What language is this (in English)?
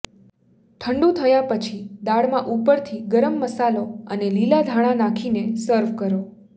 Gujarati